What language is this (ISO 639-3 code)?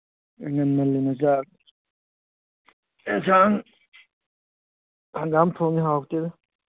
mni